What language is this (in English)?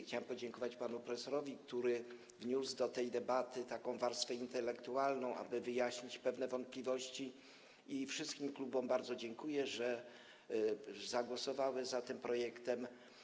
Polish